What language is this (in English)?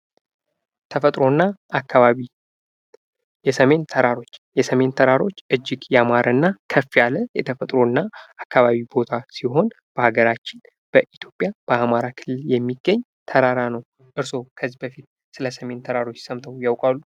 Amharic